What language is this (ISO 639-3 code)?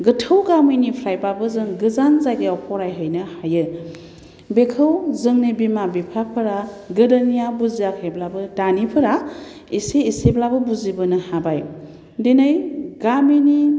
brx